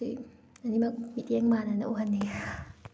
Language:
Manipuri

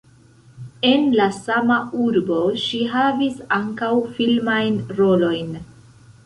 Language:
Esperanto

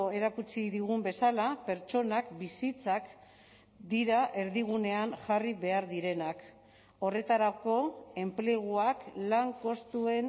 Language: Basque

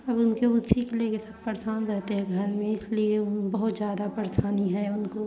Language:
Hindi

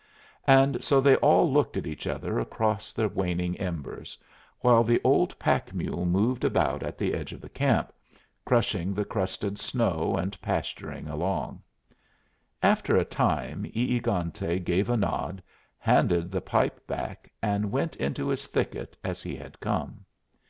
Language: English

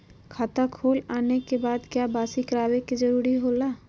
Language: Magahi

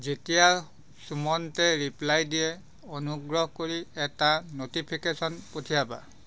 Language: Assamese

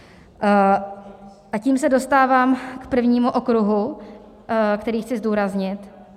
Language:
Czech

